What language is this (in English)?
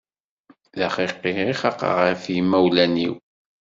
Kabyle